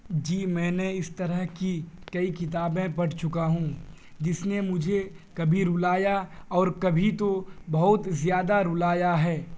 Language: Urdu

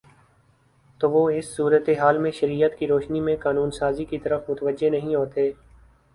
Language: Urdu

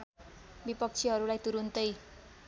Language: Nepali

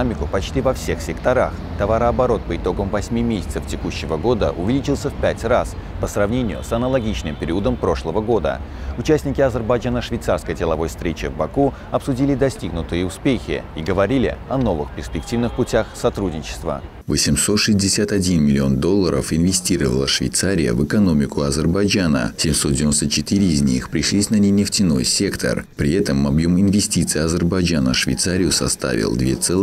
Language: Russian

